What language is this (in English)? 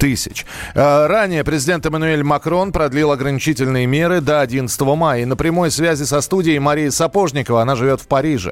Russian